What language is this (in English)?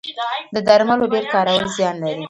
Pashto